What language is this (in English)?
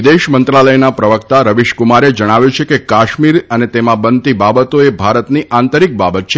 Gujarati